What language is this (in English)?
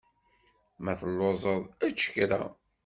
Kabyle